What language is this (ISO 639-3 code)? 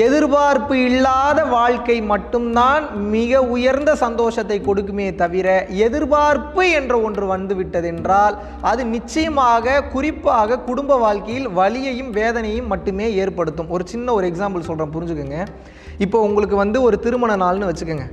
tam